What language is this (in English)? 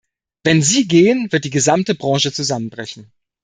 German